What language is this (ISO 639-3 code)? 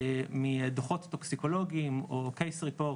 heb